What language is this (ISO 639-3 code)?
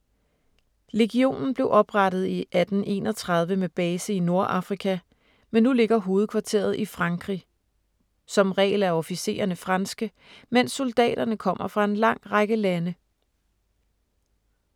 dan